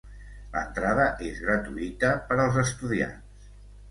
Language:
Catalan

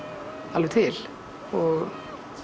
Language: Icelandic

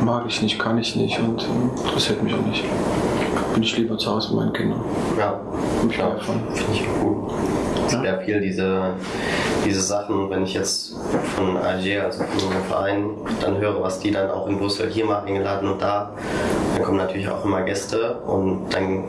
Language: German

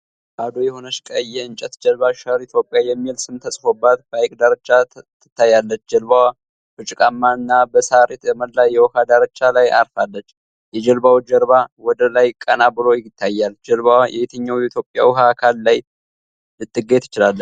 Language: Amharic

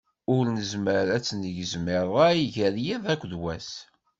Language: Kabyle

